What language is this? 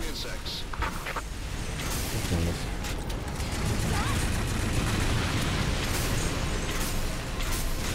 German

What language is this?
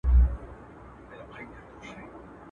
Pashto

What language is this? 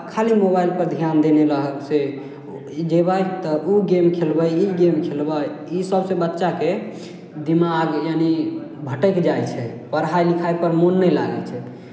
Maithili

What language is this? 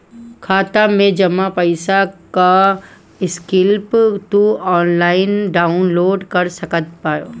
Bhojpuri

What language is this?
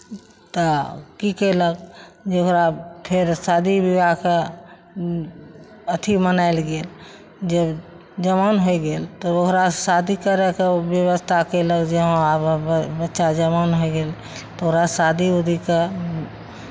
Maithili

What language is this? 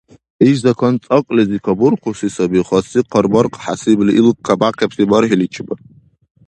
Dargwa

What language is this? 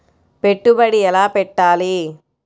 Telugu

